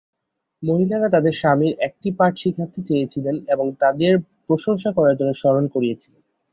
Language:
Bangla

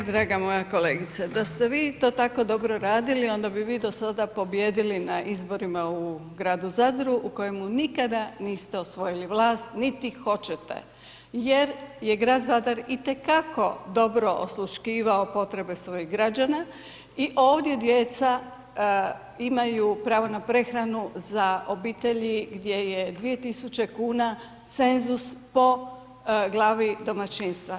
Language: Croatian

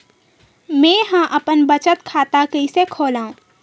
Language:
Chhattisgarhi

